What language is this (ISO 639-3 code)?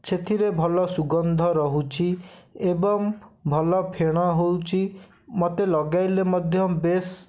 ori